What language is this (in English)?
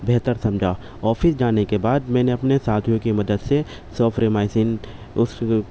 Urdu